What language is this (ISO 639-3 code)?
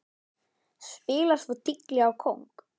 isl